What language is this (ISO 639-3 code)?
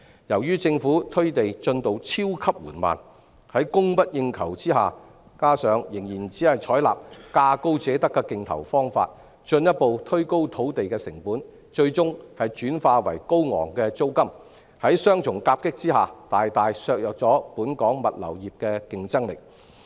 yue